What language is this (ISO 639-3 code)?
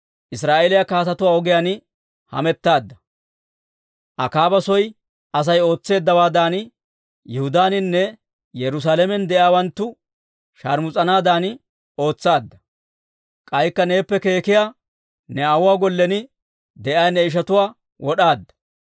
dwr